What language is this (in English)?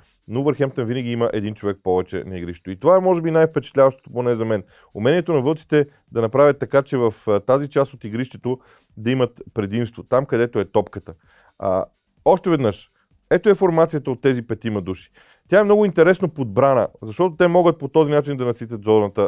Bulgarian